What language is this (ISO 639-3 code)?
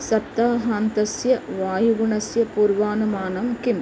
san